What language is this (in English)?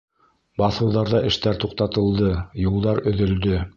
Bashkir